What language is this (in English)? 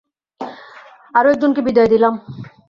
Bangla